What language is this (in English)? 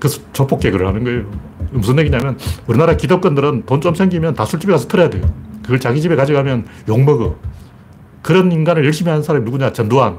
Korean